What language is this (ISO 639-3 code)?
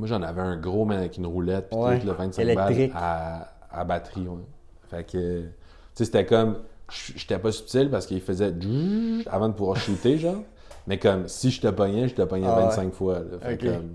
fra